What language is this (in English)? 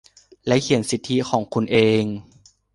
Thai